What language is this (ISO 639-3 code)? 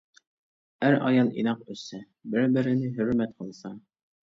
uig